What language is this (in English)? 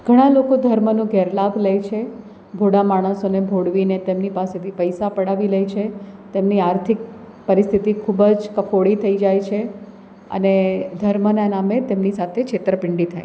Gujarati